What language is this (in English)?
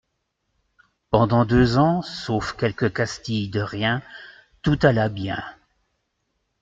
French